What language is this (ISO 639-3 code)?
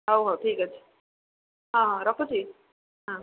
ori